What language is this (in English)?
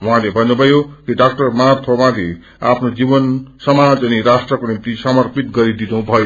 Nepali